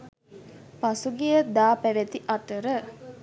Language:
Sinhala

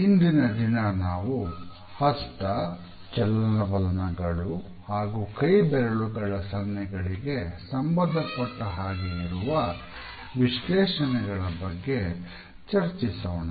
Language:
Kannada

